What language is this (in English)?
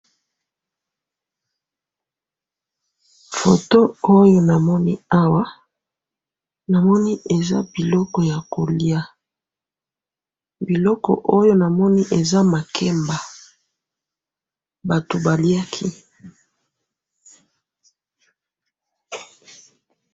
Lingala